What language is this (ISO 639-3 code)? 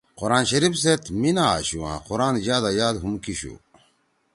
trw